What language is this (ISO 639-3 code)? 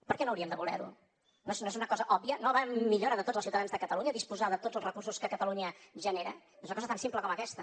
cat